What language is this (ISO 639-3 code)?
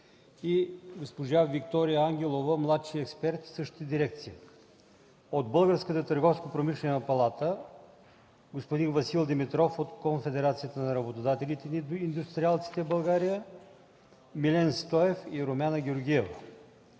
bul